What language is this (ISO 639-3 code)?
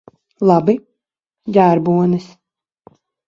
lav